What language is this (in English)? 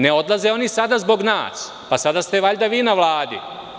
Serbian